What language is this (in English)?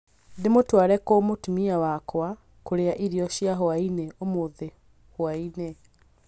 Kikuyu